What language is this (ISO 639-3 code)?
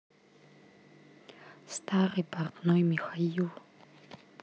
rus